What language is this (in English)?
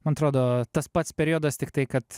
Lithuanian